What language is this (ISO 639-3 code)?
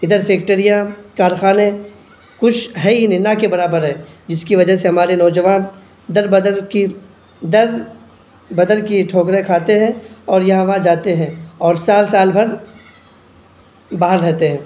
urd